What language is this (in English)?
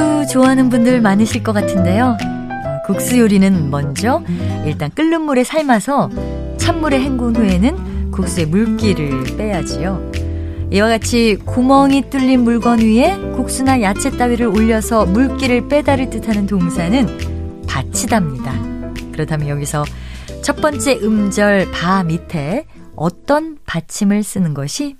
Korean